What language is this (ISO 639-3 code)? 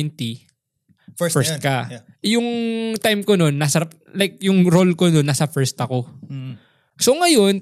fil